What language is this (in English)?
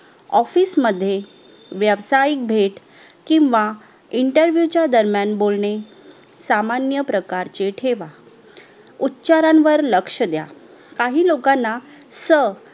Marathi